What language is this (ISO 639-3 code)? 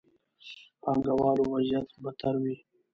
pus